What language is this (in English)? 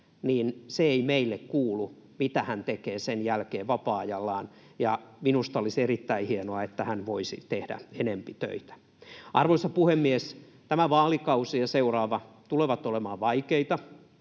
Finnish